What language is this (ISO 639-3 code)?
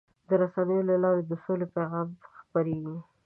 pus